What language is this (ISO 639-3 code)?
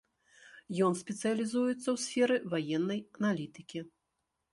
bel